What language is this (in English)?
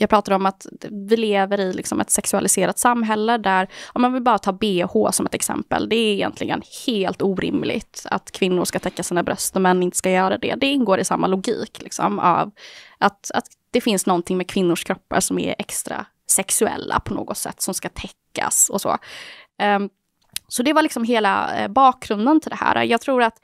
Swedish